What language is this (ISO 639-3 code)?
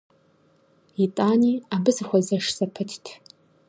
kbd